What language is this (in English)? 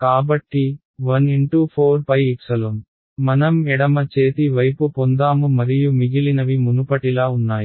Telugu